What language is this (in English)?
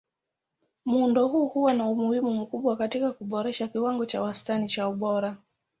Swahili